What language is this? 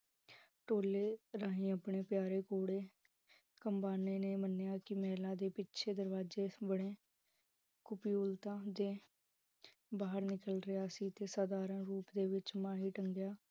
Punjabi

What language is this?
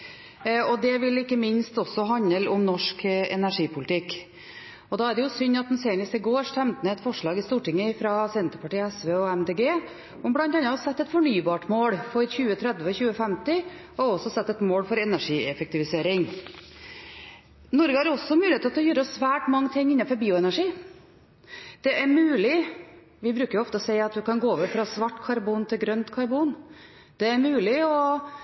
Norwegian Bokmål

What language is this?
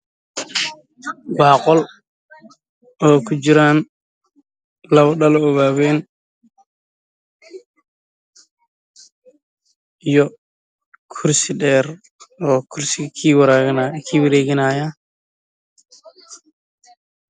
Somali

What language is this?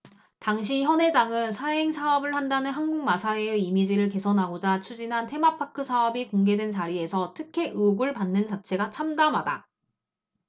Korean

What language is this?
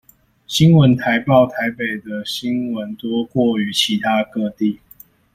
Chinese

